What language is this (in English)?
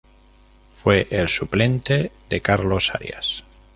Spanish